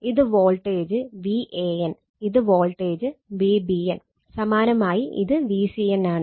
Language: Malayalam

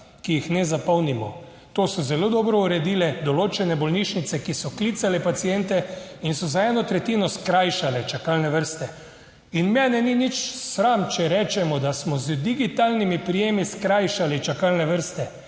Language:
Slovenian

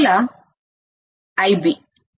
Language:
Telugu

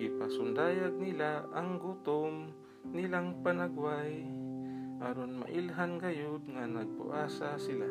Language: Filipino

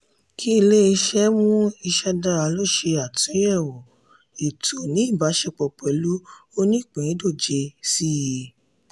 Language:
Yoruba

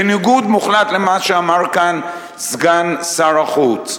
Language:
Hebrew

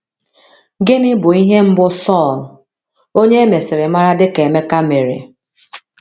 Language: Igbo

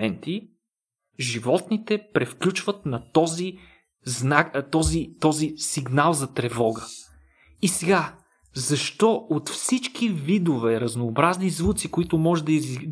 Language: Bulgarian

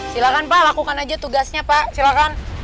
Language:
Indonesian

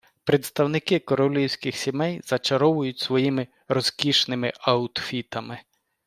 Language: Ukrainian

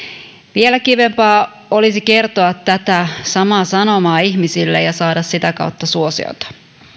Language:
Finnish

